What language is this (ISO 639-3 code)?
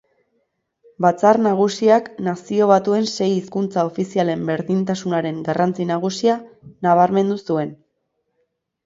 eus